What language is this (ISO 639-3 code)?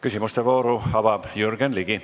est